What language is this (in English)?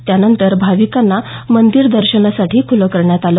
Marathi